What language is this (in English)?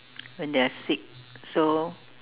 English